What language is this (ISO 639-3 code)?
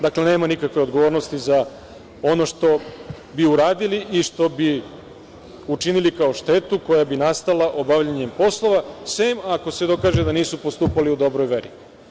srp